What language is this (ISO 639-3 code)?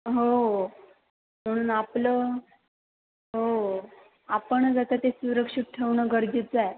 mar